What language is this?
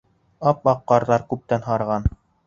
Bashkir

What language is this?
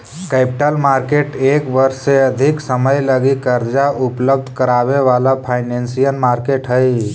Magahi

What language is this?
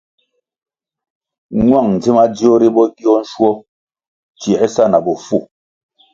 Kwasio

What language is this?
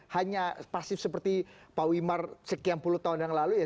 Indonesian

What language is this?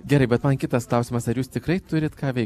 Lithuanian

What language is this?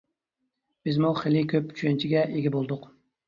Uyghur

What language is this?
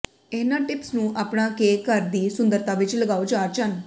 Punjabi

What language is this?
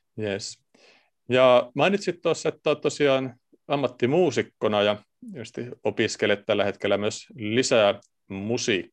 Finnish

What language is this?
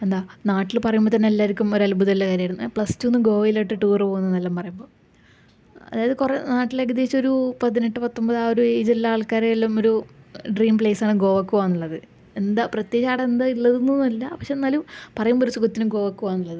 Malayalam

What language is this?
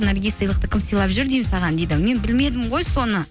Kazakh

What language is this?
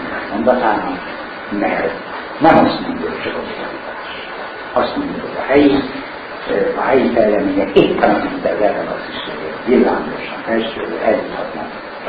Hungarian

